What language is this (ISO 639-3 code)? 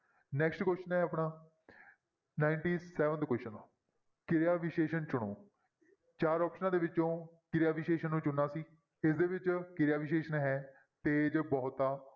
pan